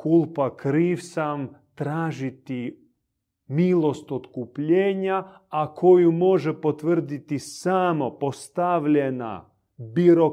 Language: Croatian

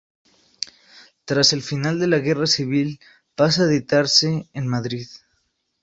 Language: Spanish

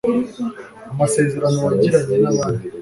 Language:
Kinyarwanda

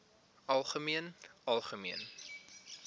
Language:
Afrikaans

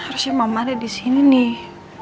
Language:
Indonesian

